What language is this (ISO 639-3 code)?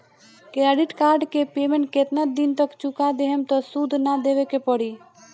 bho